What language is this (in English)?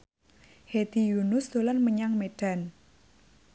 Javanese